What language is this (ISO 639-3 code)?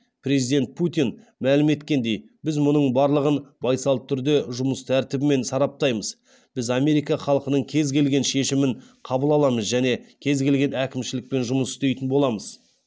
kaz